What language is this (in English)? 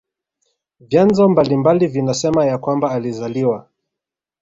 Swahili